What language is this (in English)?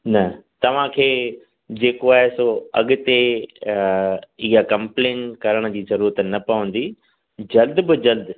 Sindhi